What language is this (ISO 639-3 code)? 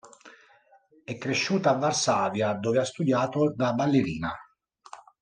ita